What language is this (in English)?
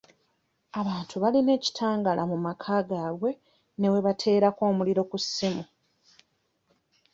Ganda